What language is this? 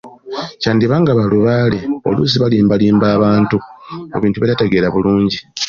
Ganda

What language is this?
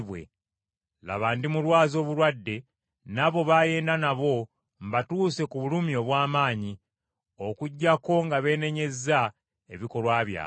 Ganda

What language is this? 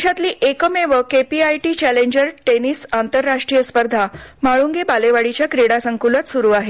Marathi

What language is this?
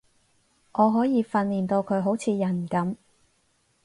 Cantonese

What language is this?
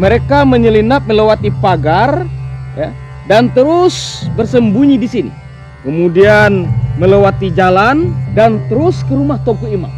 Indonesian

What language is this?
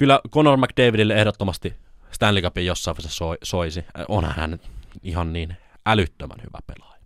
Finnish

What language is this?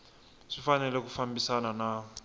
Tsonga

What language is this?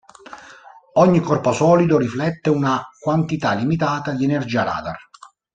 Italian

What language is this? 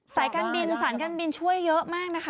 Thai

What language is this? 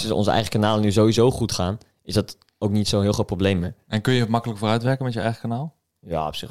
Dutch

